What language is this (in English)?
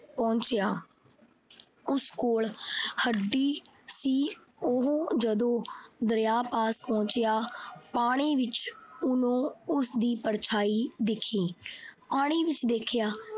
Punjabi